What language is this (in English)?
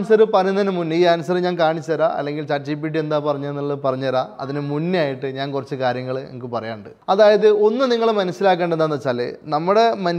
Malayalam